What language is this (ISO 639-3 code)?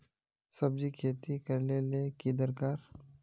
mag